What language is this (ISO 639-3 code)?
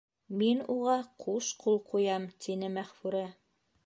bak